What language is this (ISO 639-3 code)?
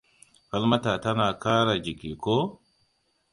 hau